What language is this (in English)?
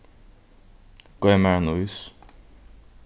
Faroese